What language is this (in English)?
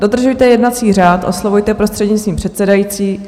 Czech